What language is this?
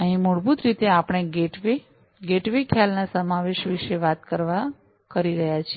Gujarati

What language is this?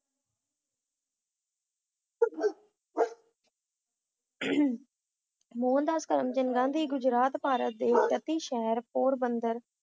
Punjabi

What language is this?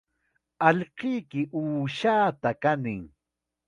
Chiquián Ancash Quechua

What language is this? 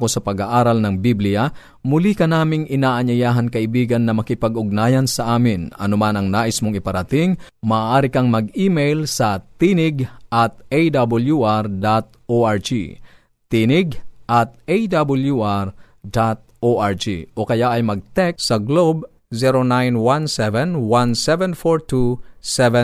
Filipino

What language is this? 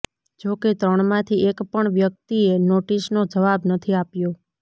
Gujarati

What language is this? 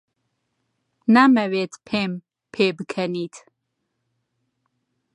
Central Kurdish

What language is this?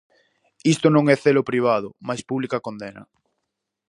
Galician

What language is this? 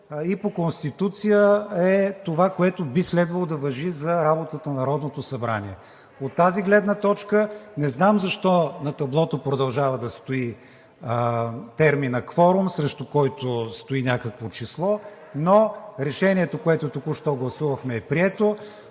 Bulgarian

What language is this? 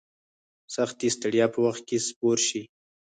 Pashto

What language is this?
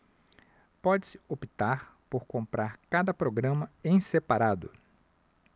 Portuguese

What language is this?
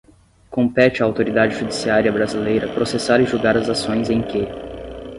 Portuguese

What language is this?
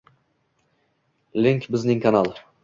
Uzbek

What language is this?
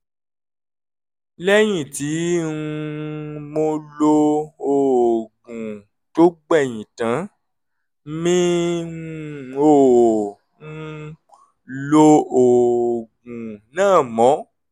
Yoruba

